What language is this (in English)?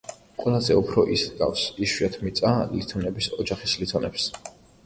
Georgian